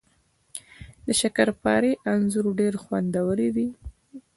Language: Pashto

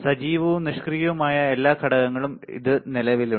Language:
Malayalam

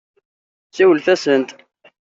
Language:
Kabyle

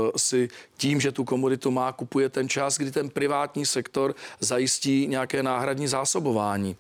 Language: Czech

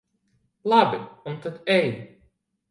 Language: Latvian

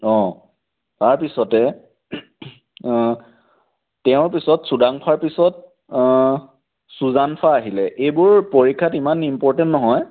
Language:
Assamese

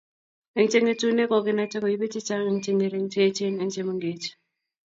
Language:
Kalenjin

